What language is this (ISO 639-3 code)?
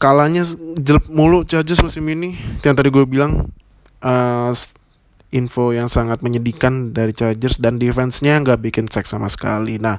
ind